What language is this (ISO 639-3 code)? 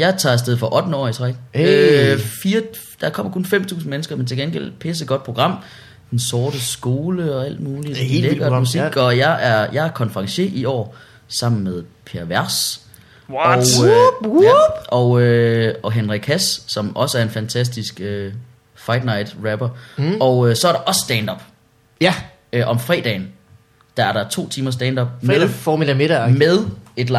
dan